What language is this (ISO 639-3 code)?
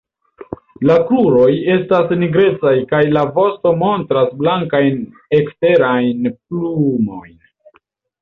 epo